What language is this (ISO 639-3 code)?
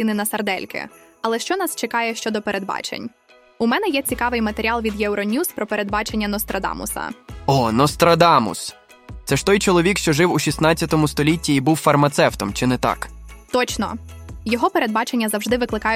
ukr